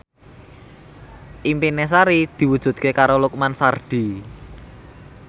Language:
Javanese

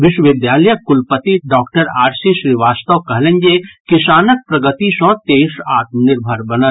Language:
Maithili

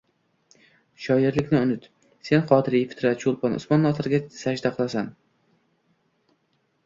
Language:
Uzbek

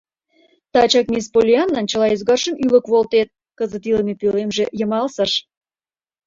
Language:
Mari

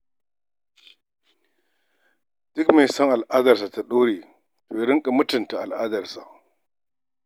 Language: Hausa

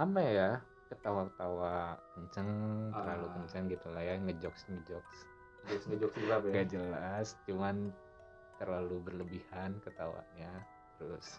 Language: Indonesian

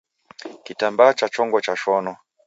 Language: Taita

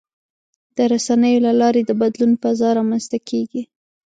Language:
Pashto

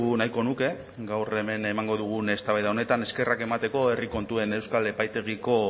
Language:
Basque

